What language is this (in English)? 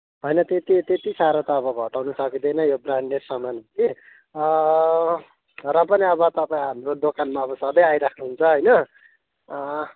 Nepali